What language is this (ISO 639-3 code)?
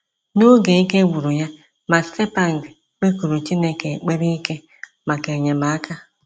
ibo